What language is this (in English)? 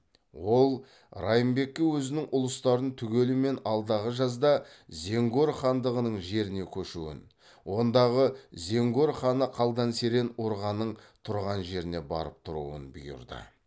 Kazakh